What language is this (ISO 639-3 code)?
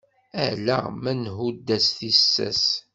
kab